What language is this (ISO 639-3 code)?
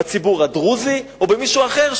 heb